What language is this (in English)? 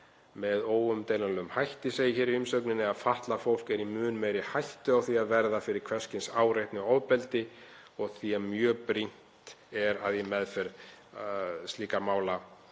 Icelandic